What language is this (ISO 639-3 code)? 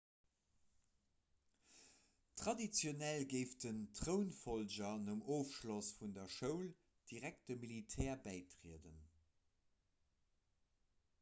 ltz